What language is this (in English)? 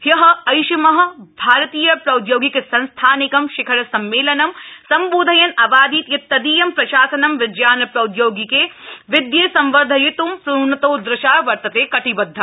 Sanskrit